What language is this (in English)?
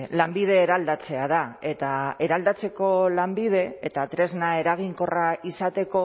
Basque